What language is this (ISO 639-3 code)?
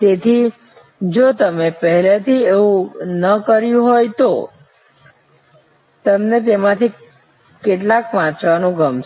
guj